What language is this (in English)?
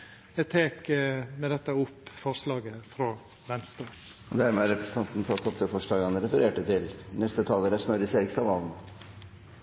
Norwegian Nynorsk